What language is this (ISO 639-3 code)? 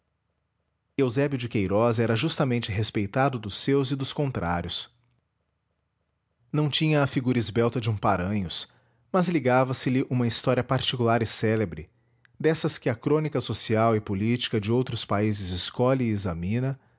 por